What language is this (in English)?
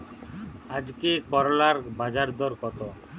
Bangla